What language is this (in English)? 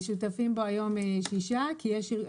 Hebrew